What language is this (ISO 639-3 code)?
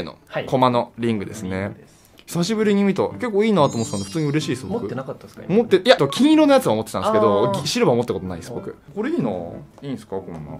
jpn